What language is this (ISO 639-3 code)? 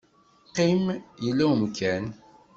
kab